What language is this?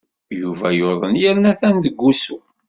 Kabyle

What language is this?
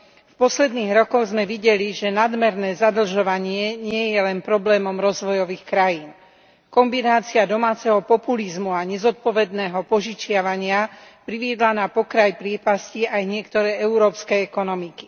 Slovak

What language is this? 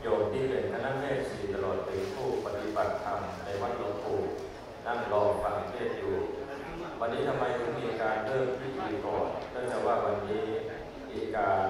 Thai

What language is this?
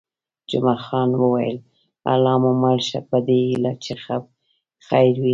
Pashto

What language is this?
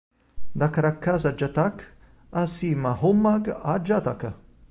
Italian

